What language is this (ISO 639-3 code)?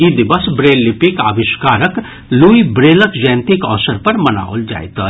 mai